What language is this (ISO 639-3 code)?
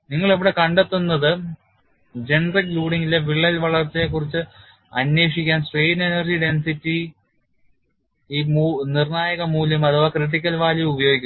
mal